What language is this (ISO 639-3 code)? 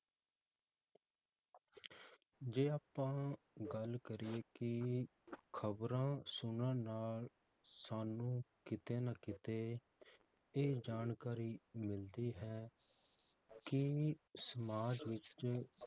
pan